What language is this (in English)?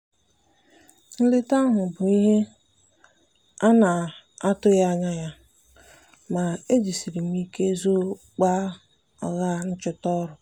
Igbo